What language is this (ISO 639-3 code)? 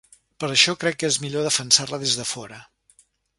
cat